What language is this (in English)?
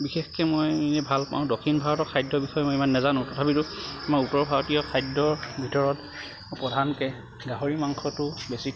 Assamese